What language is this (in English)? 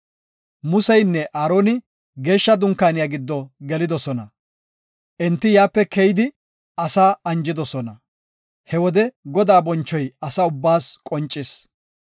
Gofa